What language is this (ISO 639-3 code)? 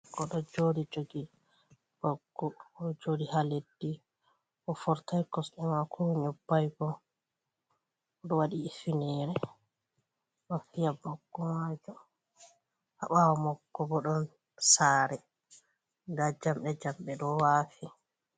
ful